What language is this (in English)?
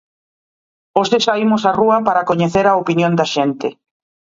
Galician